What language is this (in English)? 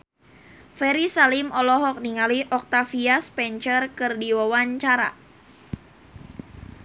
Sundanese